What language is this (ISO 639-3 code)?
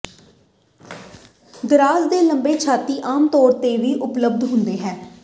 pan